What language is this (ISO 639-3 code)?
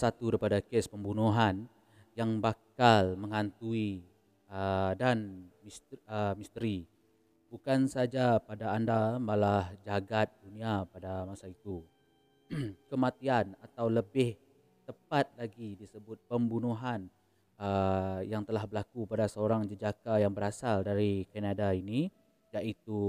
msa